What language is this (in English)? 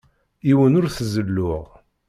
Kabyle